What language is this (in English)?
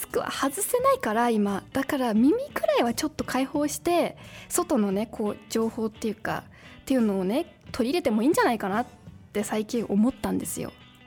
Japanese